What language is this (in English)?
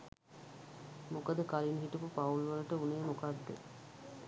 Sinhala